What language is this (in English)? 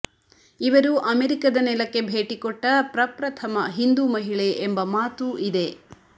Kannada